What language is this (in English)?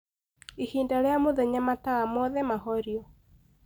Kikuyu